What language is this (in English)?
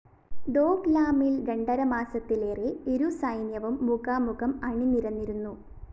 Malayalam